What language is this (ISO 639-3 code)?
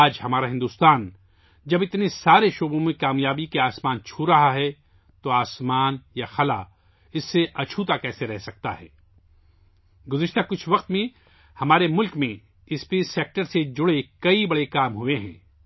urd